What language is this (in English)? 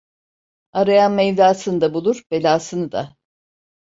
Turkish